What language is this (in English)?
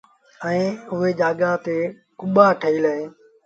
Sindhi Bhil